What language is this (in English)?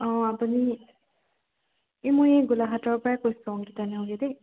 Assamese